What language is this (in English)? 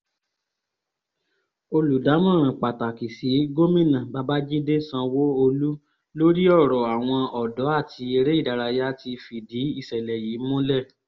Yoruba